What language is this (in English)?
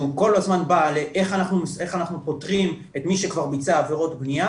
Hebrew